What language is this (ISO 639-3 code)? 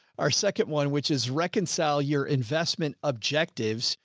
eng